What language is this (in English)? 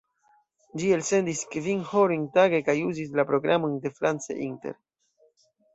Esperanto